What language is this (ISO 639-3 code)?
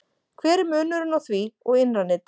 isl